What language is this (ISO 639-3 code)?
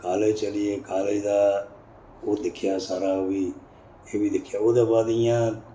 doi